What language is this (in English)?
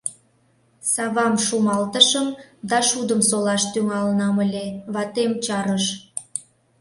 Mari